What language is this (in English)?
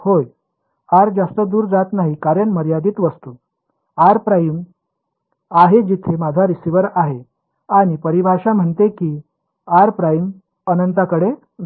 Marathi